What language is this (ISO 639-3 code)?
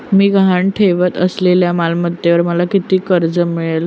mar